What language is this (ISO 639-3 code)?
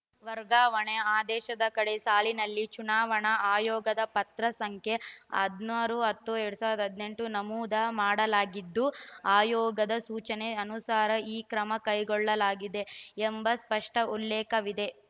kan